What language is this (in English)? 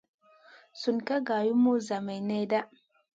Masana